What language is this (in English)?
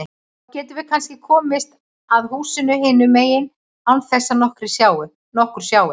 Icelandic